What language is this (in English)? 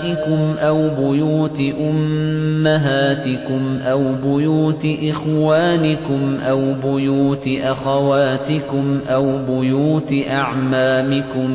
Arabic